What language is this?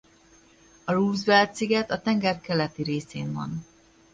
Hungarian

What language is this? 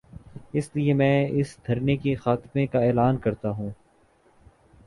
Urdu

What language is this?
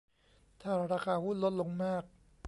Thai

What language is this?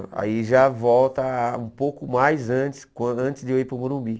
Portuguese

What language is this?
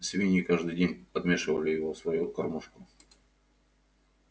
Russian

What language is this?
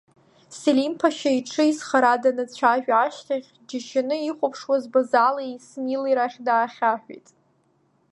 Abkhazian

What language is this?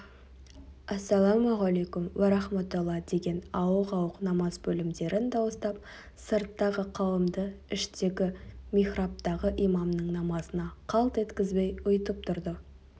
Kazakh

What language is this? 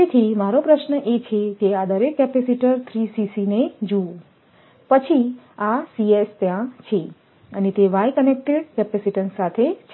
Gujarati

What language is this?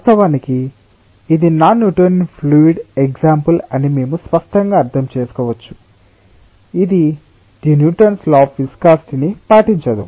Telugu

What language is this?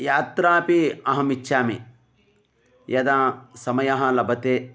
Sanskrit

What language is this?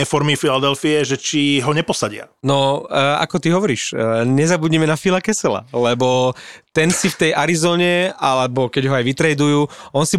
Slovak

